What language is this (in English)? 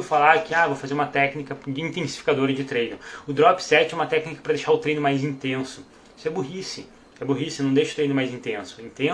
Portuguese